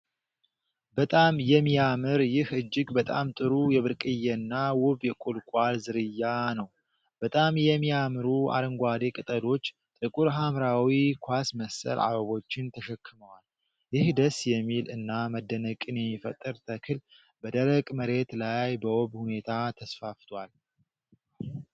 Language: Amharic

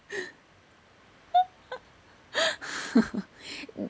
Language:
English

